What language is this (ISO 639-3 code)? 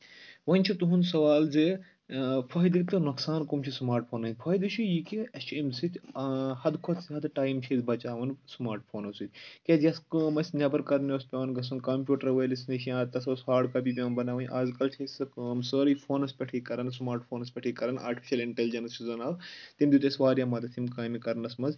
kas